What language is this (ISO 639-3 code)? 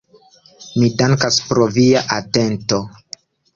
epo